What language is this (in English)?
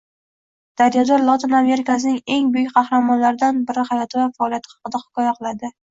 Uzbek